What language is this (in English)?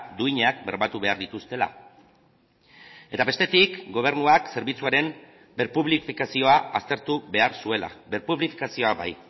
Basque